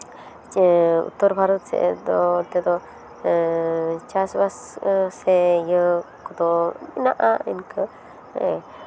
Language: Santali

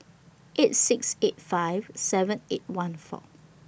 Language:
English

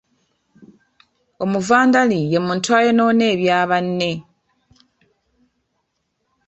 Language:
Ganda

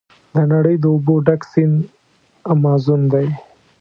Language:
Pashto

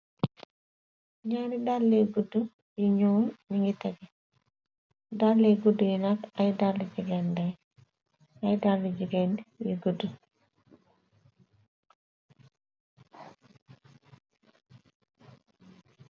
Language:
Wolof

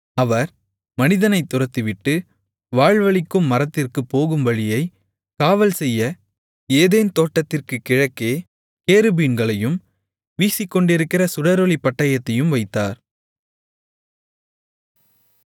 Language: Tamil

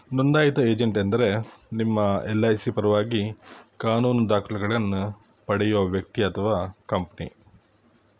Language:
Kannada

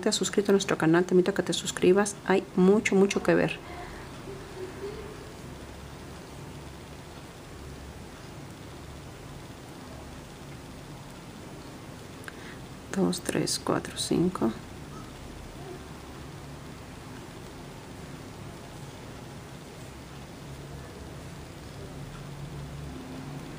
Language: Spanish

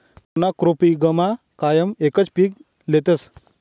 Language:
Marathi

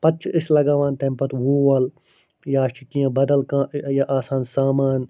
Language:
Kashmiri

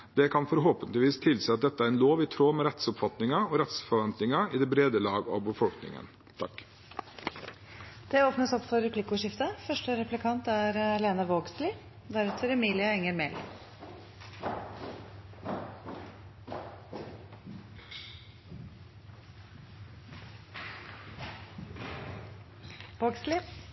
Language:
Norwegian Bokmål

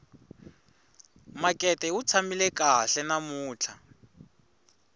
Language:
Tsonga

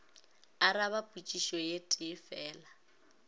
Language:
Northern Sotho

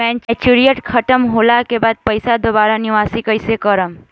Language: Bhojpuri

